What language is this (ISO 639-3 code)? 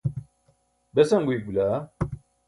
bsk